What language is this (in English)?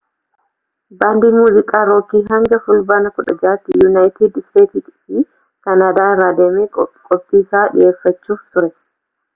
Oromo